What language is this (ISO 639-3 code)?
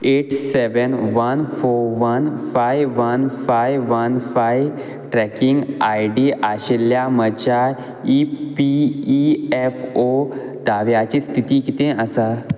kok